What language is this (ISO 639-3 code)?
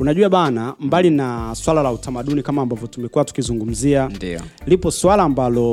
swa